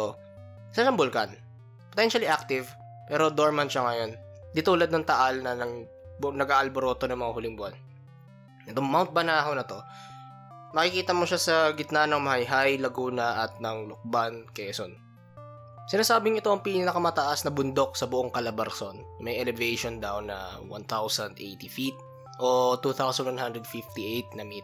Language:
Filipino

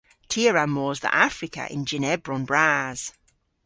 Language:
Cornish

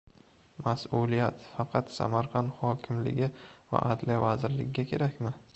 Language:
Uzbek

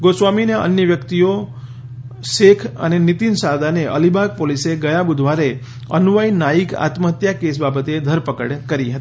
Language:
Gujarati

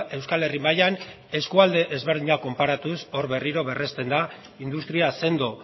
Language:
Basque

